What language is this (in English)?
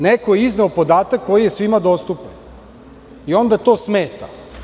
Serbian